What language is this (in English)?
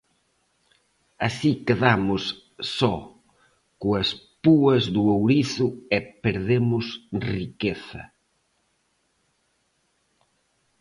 Galician